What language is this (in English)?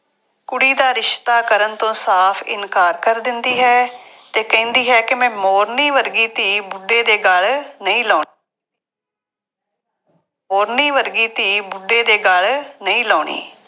Punjabi